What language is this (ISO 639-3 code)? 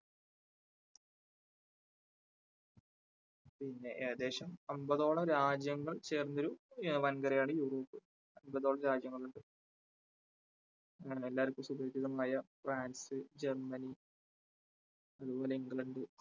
mal